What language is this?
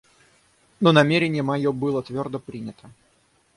Russian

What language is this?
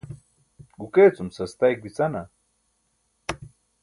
Burushaski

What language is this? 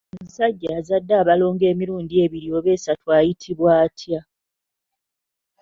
Ganda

